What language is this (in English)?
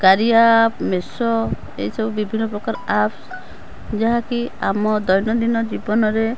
Odia